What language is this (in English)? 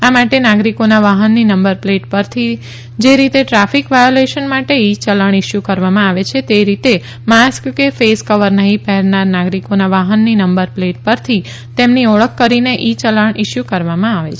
Gujarati